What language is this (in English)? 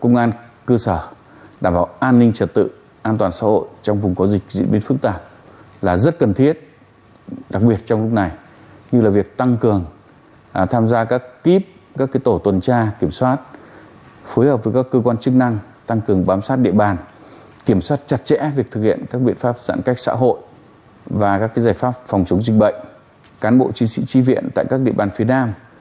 Vietnamese